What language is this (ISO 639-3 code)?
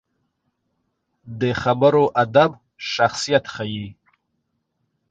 pus